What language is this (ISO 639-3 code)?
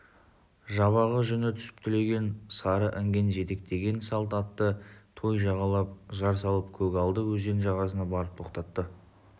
kaz